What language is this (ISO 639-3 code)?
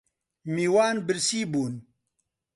ckb